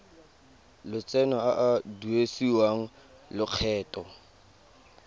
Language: Tswana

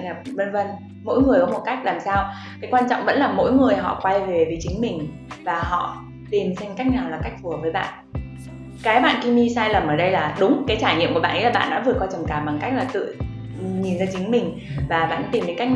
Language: Vietnamese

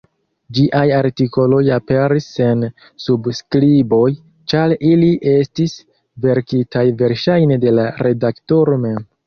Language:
Esperanto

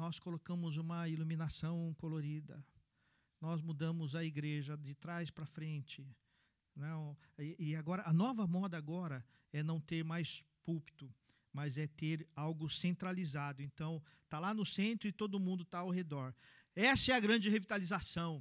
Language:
Portuguese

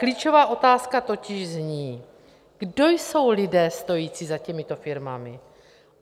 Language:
Czech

